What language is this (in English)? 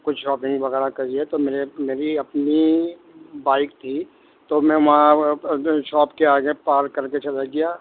Urdu